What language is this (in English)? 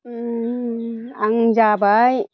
Bodo